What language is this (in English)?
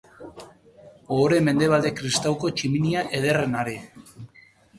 Basque